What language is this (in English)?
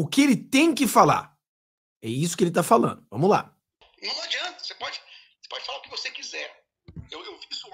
Portuguese